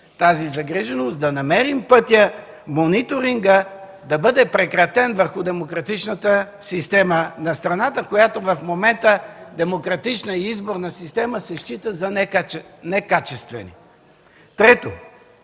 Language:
Bulgarian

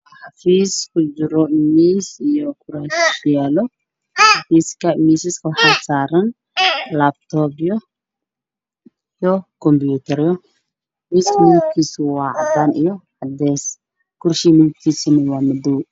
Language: Somali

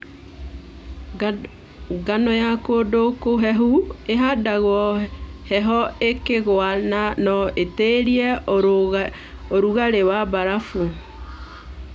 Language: Kikuyu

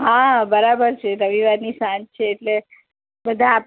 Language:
Gujarati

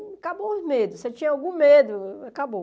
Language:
Portuguese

